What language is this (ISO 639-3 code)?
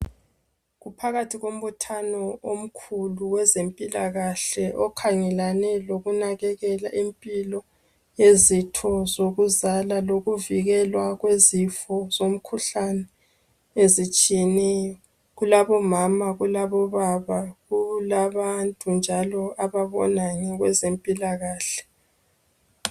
nde